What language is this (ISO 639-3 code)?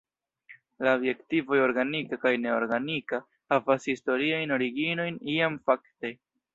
epo